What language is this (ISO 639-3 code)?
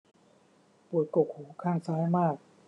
tha